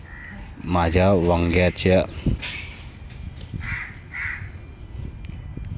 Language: Marathi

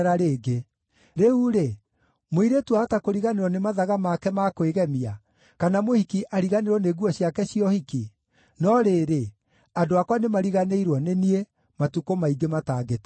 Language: Kikuyu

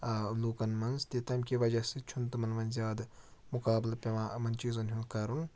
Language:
Kashmiri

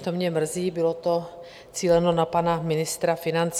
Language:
Czech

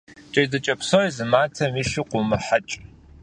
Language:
Kabardian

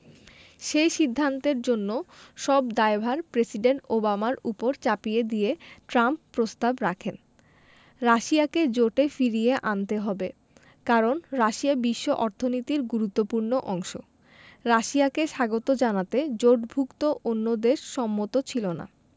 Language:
Bangla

